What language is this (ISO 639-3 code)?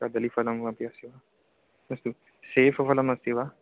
san